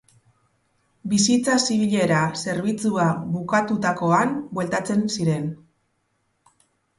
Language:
Basque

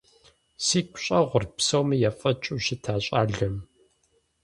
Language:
Kabardian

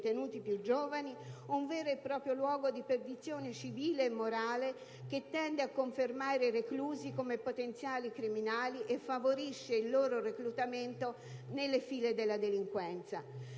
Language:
Italian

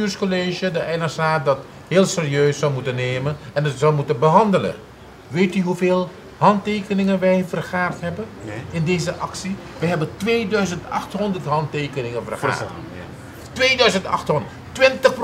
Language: Dutch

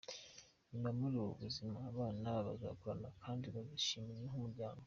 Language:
Kinyarwanda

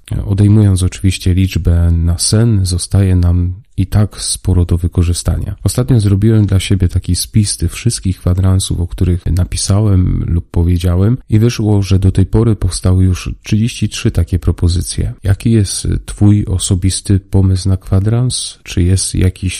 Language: Polish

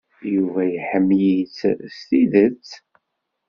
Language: Kabyle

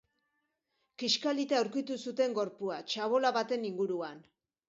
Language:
Basque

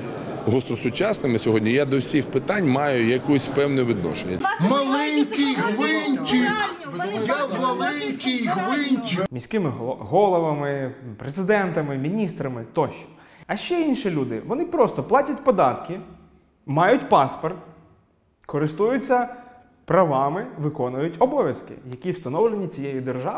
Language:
Ukrainian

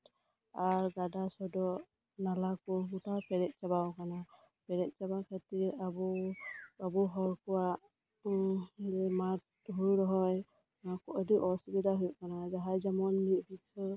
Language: Santali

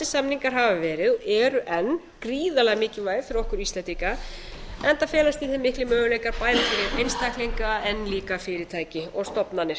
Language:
Icelandic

